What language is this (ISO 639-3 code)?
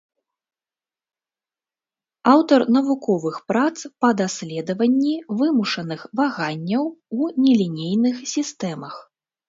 bel